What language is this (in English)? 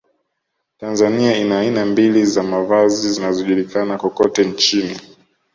Swahili